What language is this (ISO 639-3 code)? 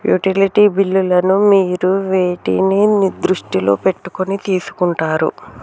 tel